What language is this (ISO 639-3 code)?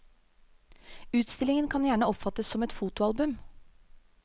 nor